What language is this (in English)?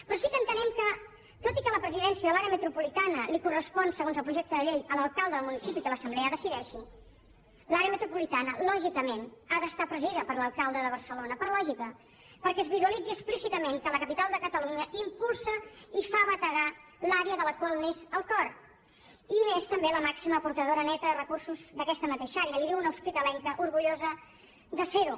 Catalan